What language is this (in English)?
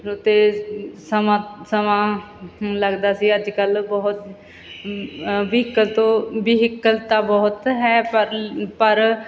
Punjabi